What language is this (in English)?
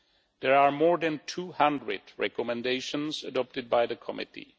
English